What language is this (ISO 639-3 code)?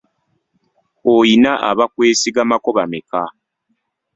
lug